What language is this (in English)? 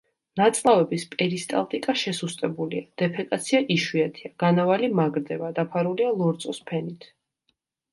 Georgian